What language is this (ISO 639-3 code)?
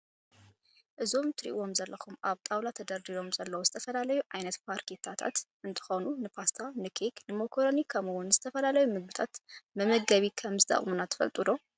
tir